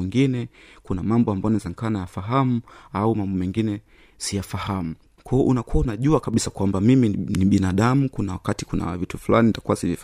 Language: Swahili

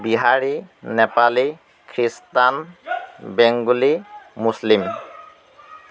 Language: Assamese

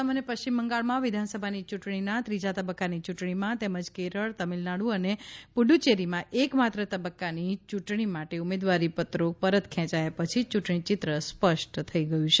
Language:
Gujarati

